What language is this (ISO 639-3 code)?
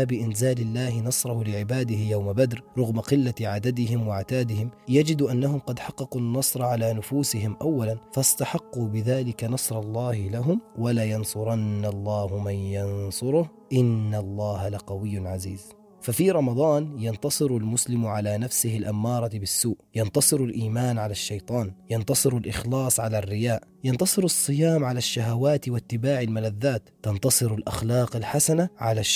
ara